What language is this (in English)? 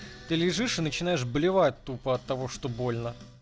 Russian